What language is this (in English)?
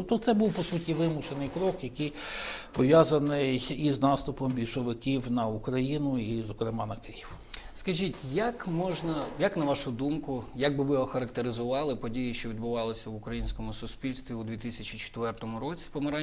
Ukrainian